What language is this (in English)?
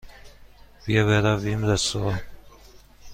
Persian